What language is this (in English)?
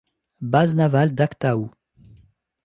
French